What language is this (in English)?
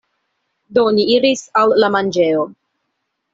Esperanto